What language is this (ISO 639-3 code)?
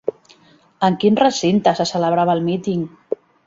cat